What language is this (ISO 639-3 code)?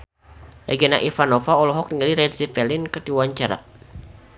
sun